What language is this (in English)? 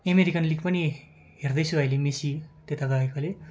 Nepali